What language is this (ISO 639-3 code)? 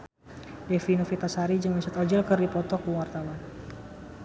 sun